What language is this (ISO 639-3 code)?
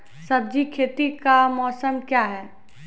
mai